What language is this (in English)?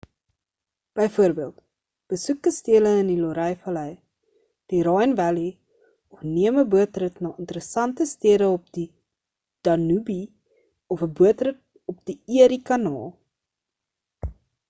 Afrikaans